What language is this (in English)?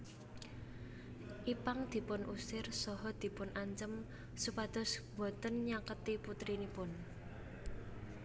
Javanese